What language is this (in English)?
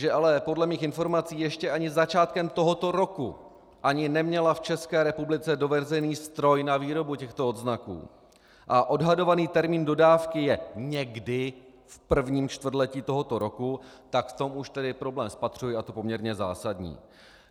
Czech